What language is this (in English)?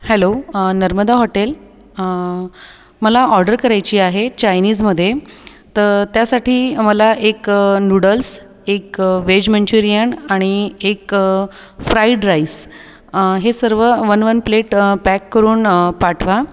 Marathi